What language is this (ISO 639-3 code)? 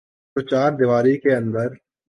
urd